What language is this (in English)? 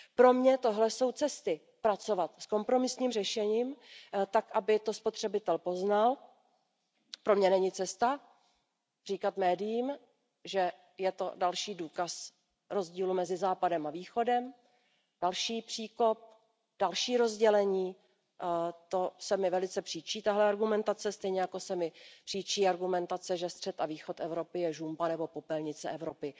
Czech